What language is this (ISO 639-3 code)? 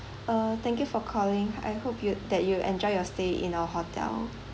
eng